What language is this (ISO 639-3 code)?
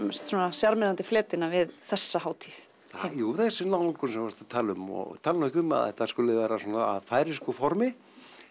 isl